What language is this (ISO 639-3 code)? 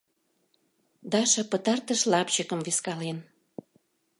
chm